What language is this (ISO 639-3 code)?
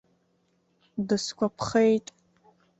abk